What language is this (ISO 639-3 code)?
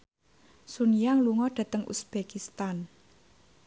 jav